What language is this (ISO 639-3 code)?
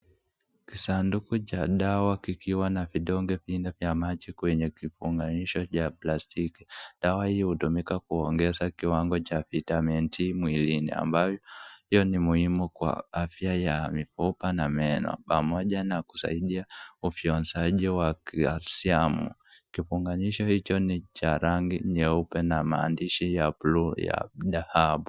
swa